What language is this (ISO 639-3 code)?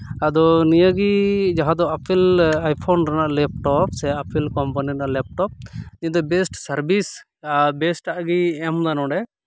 sat